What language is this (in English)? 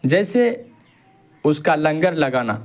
Urdu